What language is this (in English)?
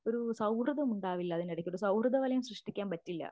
Malayalam